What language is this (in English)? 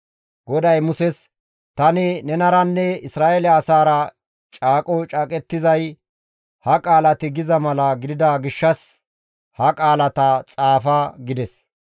Gamo